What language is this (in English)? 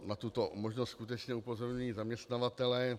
Czech